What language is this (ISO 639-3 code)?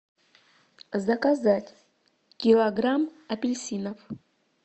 rus